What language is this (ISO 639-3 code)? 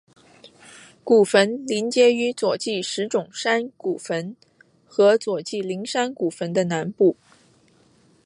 zho